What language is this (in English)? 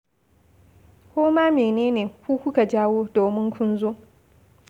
Hausa